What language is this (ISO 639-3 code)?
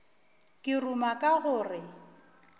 nso